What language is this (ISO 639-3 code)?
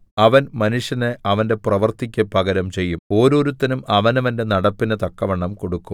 mal